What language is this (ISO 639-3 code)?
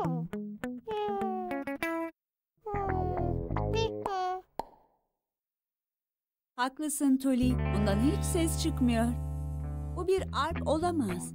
tur